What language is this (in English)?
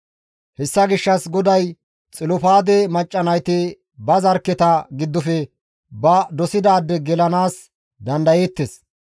Gamo